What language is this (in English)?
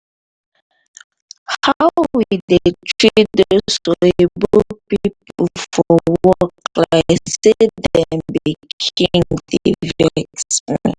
Nigerian Pidgin